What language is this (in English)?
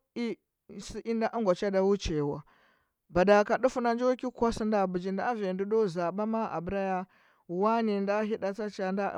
Huba